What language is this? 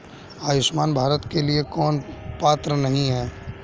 Hindi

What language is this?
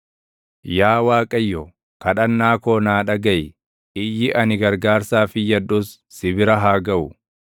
Oromo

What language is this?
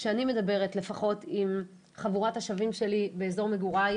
Hebrew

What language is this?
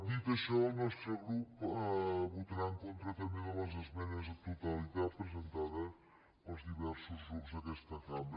Catalan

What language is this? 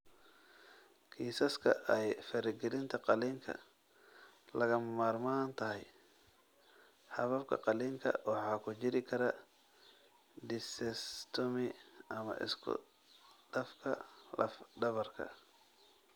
Somali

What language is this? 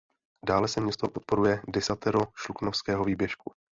Czech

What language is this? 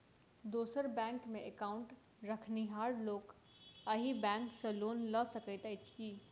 Maithili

